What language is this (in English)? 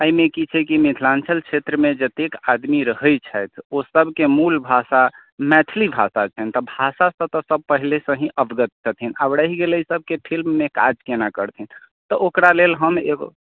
Maithili